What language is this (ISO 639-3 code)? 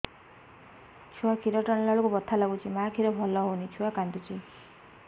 ori